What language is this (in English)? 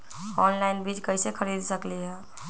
Magahi